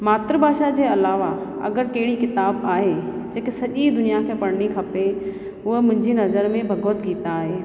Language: Sindhi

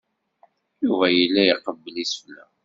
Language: Kabyle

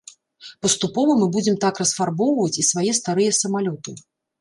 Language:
Belarusian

